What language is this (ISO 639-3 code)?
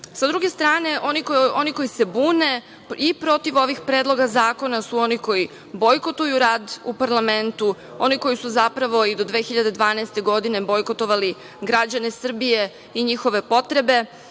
srp